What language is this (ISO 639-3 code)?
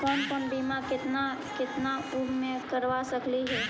mag